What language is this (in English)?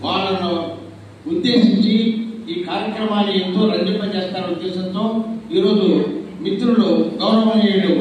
Telugu